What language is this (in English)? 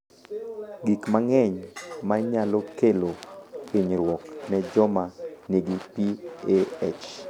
Luo (Kenya and Tanzania)